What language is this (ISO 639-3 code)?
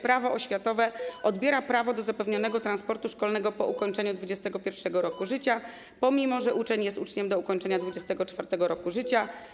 pol